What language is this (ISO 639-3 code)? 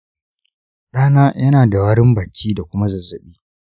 hau